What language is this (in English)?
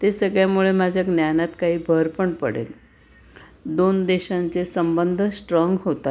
Marathi